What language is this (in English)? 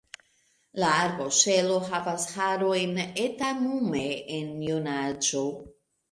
Esperanto